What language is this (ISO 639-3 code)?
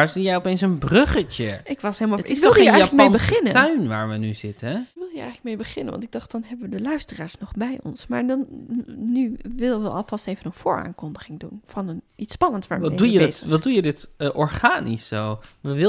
nld